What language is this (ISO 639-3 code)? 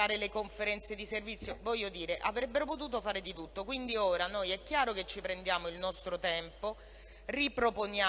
ita